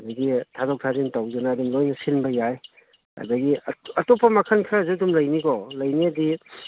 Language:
Manipuri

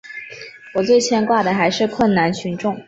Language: Chinese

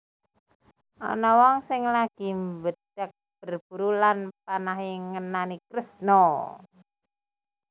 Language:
Javanese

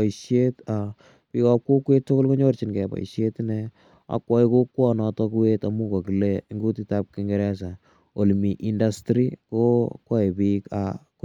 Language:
Kalenjin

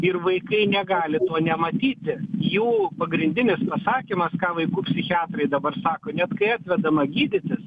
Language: Lithuanian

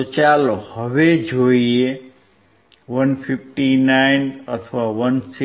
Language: Gujarati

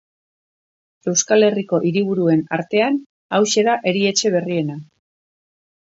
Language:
Basque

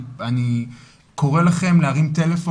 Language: Hebrew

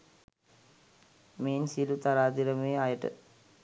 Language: Sinhala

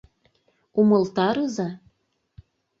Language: Mari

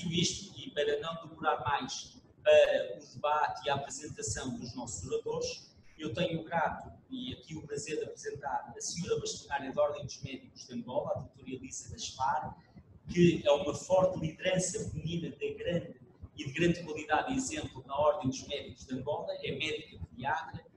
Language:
Portuguese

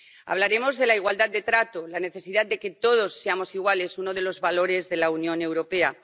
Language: Spanish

